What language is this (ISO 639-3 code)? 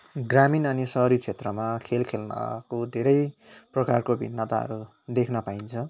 nep